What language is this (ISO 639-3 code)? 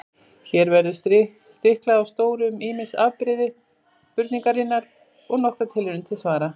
isl